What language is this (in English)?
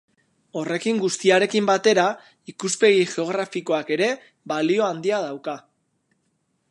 Basque